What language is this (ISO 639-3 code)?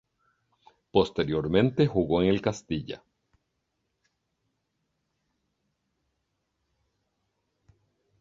spa